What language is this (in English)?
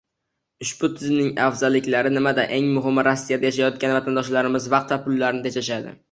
Uzbek